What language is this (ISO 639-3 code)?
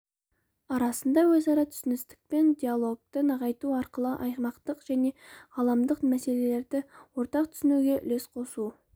kaz